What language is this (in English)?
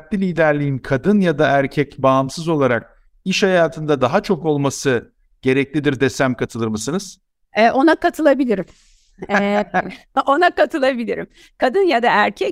Turkish